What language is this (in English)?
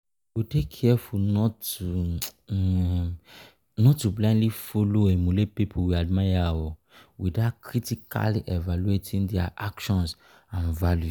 Nigerian Pidgin